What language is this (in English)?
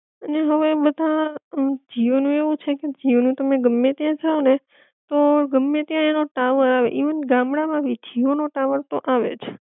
Gujarati